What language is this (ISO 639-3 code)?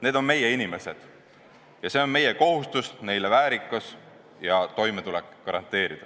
est